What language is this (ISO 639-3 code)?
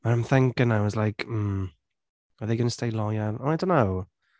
eng